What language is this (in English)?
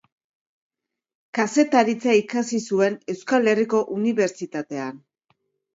Basque